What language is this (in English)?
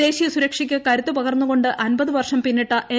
Malayalam